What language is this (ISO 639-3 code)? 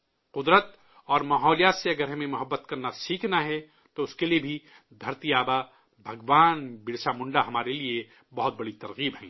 urd